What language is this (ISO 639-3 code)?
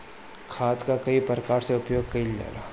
bho